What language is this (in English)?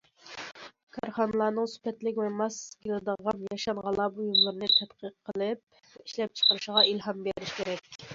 Uyghur